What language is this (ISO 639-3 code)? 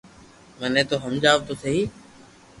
lrk